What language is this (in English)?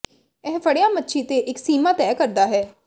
Punjabi